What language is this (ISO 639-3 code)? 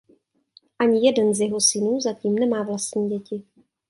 ces